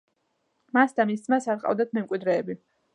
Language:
Georgian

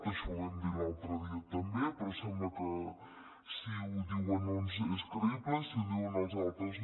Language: Catalan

